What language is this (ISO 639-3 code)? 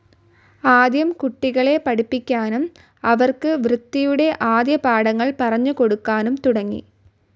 mal